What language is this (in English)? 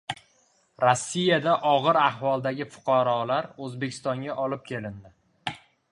Uzbek